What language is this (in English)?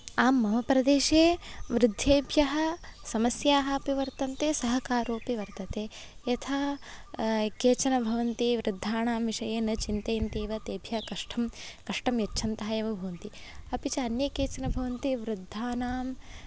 Sanskrit